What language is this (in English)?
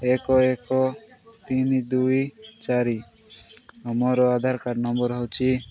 Odia